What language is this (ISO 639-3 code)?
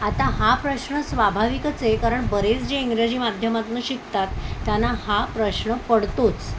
mar